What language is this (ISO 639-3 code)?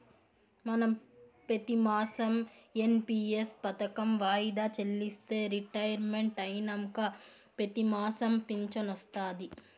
tel